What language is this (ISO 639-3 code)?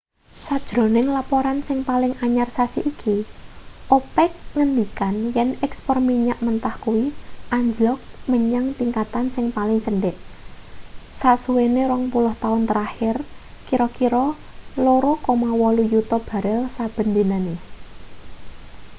jav